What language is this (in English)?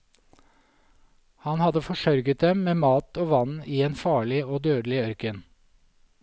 Norwegian